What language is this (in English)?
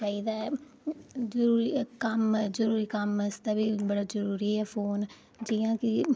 Dogri